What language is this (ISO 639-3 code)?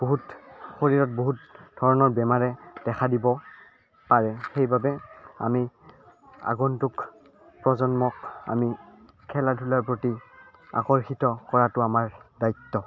asm